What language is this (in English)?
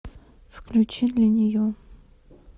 Russian